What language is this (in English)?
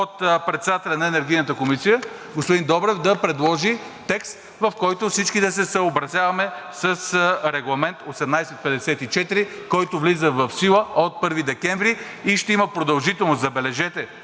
Bulgarian